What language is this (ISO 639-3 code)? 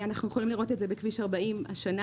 heb